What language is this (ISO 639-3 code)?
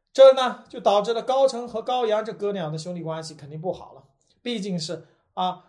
zho